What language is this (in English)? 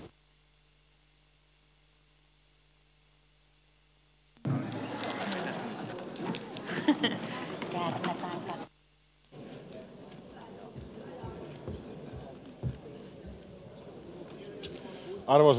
Finnish